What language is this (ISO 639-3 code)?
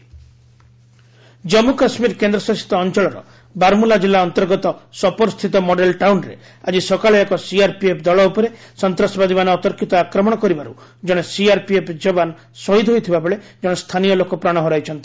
ori